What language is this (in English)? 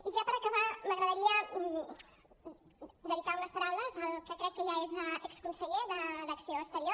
Catalan